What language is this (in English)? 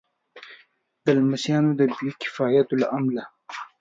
Pashto